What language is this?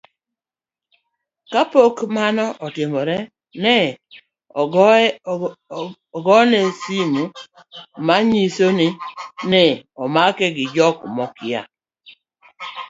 Luo (Kenya and Tanzania)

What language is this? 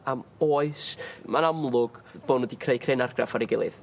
Welsh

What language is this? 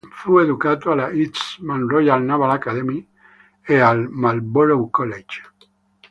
Italian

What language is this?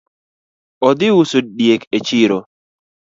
Luo (Kenya and Tanzania)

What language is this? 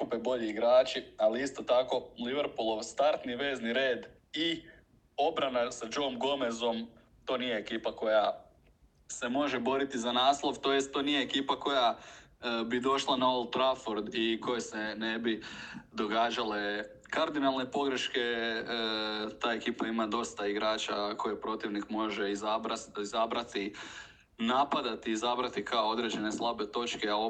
Croatian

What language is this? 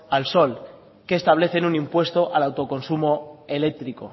Spanish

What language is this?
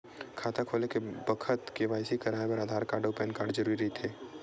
Chhattisgarhi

